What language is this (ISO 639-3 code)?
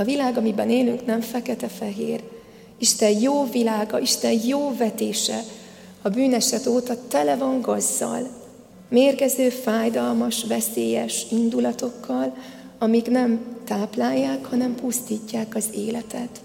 hun